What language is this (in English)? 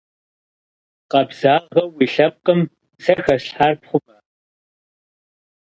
Kabardian